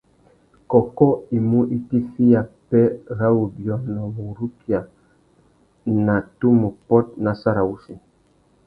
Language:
Tuki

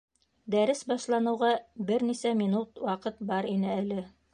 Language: Bashkir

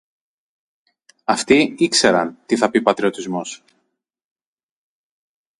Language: Greek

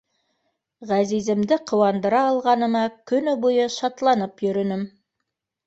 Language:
Bashkir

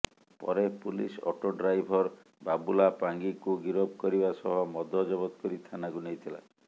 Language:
Odia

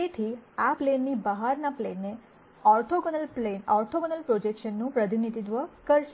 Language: Gujarati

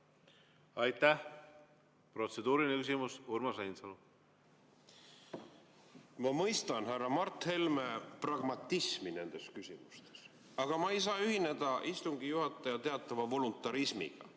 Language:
Estonian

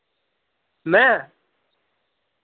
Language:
Dogri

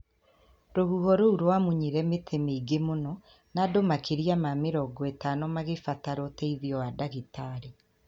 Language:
Kikuyu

